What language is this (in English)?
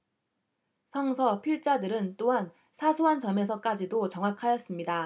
Korean